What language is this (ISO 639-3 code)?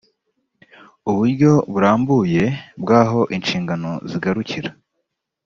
kin